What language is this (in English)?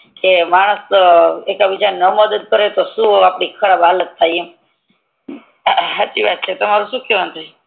Gujarati